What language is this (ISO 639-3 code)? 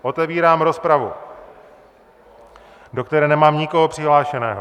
ces